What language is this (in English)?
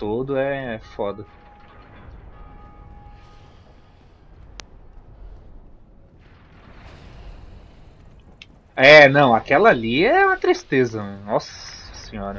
Portuguese